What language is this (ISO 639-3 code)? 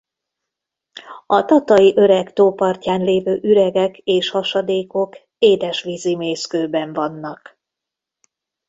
hun